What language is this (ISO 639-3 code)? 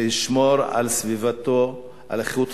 heb